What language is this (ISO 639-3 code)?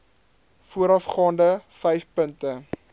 afr